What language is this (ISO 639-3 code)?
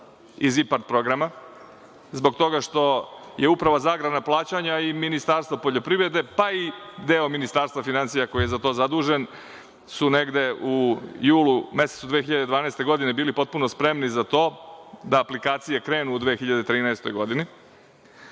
srp